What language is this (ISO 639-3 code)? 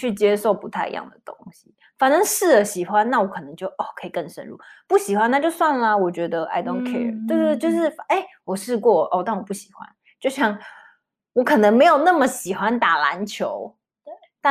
zho